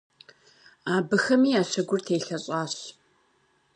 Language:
Kabardian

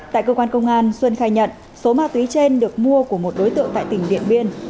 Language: Vietnamese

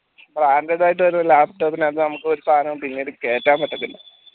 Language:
Malayalam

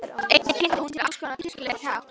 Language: Icelandic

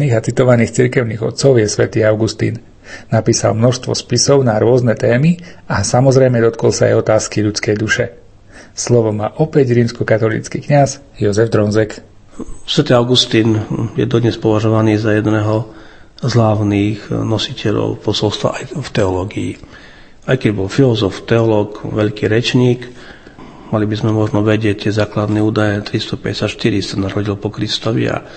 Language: Slovak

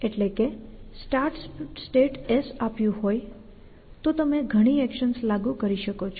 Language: Gujarati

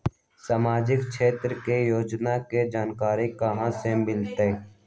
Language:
Magahi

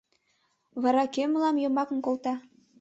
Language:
Mari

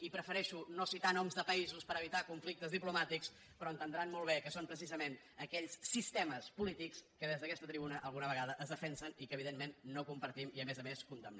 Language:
Catalan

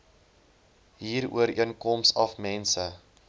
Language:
Afrikaans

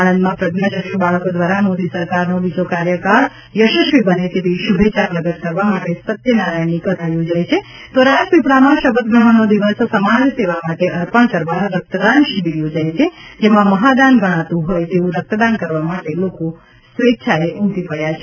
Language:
Gujarati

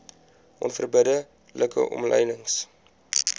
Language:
Afrikaans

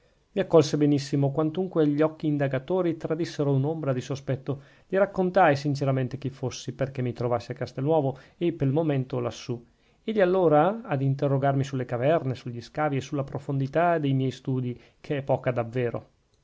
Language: Italian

